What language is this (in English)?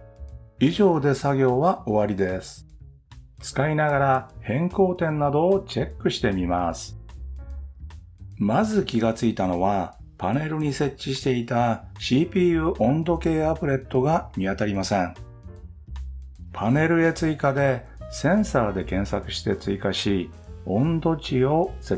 Japanese